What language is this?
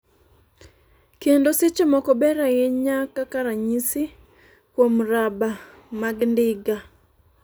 Luo (Kenya and Tanzania)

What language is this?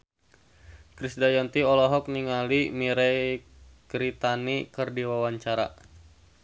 Sundanese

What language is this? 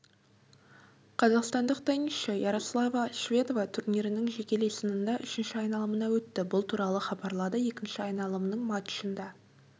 Kazakh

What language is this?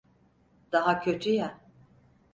Turkish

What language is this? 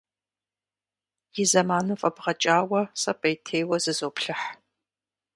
Kabardian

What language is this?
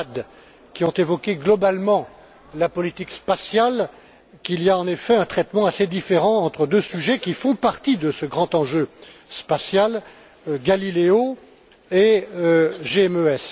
French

